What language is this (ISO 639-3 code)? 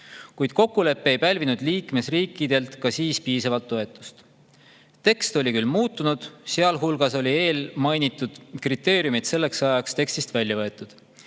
est